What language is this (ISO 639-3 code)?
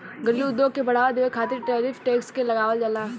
bho